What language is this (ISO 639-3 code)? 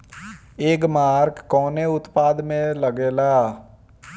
bho